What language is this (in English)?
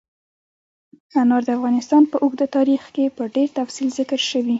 Pashto